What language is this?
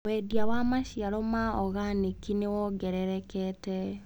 Kikuyu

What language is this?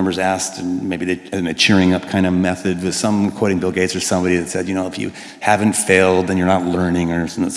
English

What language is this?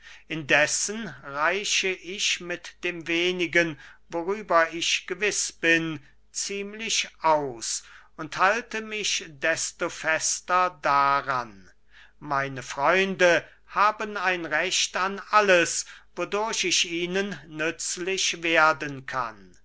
German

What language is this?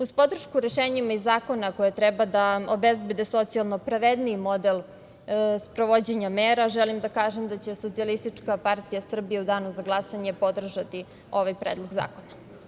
Serbian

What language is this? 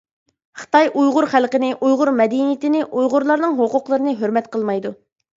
Uyghur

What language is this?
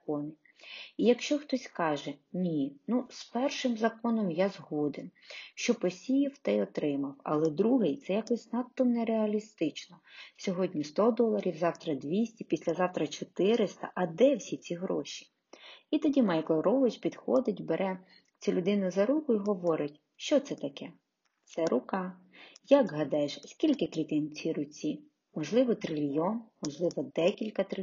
Ukrainian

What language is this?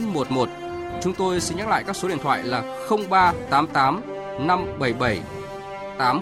Vietnamese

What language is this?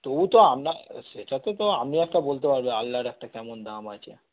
Bangla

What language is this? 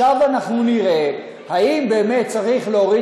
Hebrew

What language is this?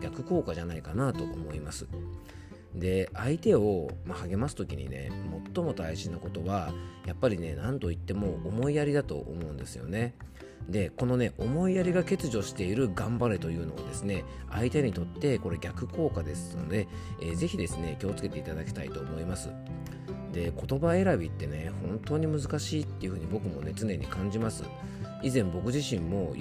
Japanese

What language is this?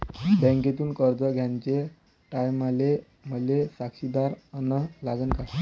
Marathi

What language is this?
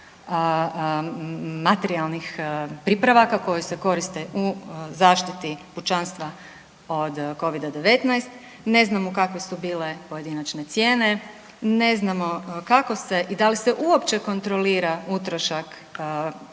Croatian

